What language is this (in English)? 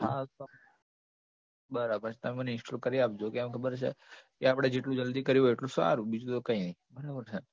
Gujarati